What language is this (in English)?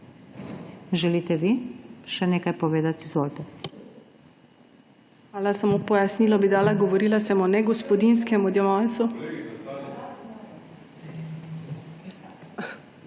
Slovenian